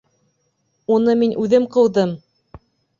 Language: Bashkir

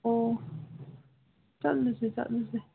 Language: Manipuri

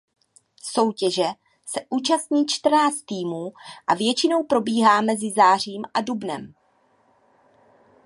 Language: Czech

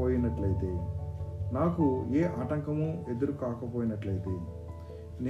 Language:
Telugu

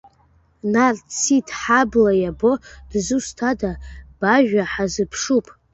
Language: Abkhazian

